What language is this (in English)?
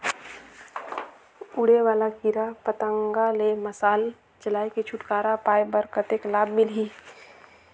Chhattisgarhi